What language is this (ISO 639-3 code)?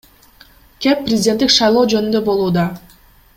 kir